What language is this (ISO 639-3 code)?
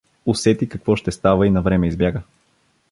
bul